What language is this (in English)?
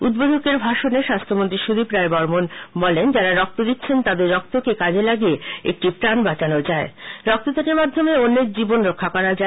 Bangla